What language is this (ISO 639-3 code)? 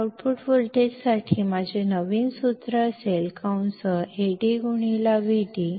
kan